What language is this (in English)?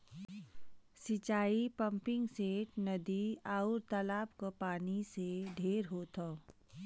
Bhojpuri